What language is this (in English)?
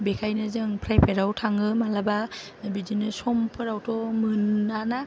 Bodo